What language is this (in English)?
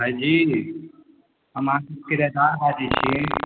Maithili